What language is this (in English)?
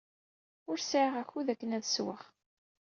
Kabyle